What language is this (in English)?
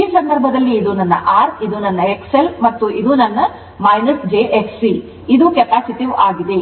Kannada